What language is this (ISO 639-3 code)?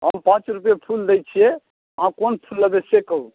mai